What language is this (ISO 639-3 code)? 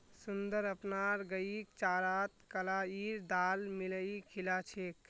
mag